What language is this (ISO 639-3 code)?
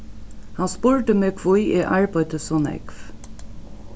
fao